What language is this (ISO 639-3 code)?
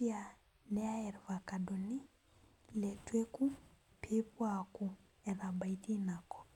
mas